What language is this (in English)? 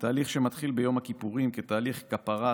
Hebrew